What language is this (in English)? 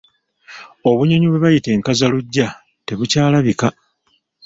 Ganda